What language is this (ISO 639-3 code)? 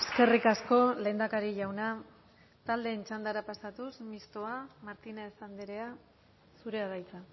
eus